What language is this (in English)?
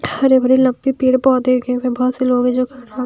Hindi